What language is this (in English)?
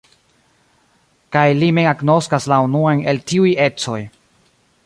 Esperanto